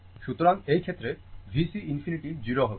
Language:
Bangla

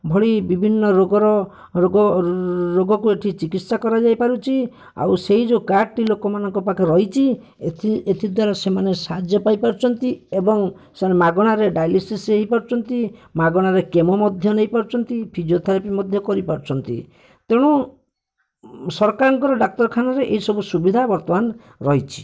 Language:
Odia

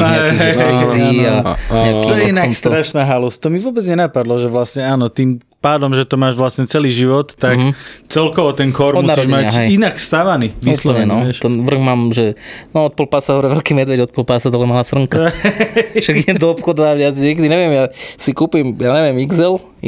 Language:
Slovak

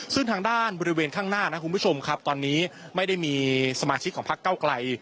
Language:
Thai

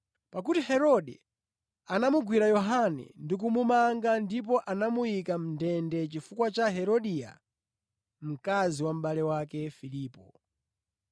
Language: Nyanja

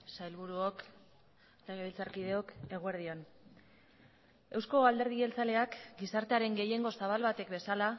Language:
Basque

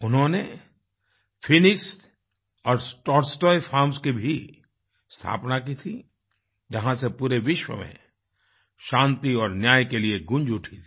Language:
Hindi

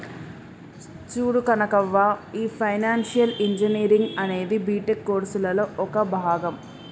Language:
Telugu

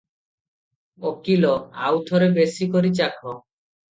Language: Odia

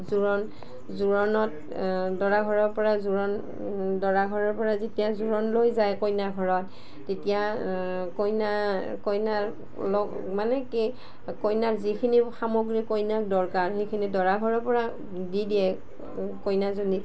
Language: Assamese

